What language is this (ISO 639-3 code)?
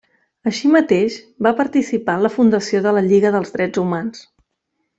cat